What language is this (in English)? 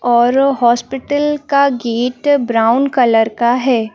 Hindi